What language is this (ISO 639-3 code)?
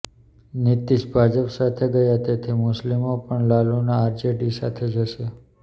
guj